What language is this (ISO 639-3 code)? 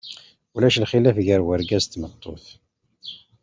kab